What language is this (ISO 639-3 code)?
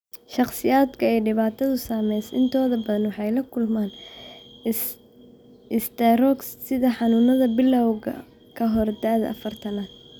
som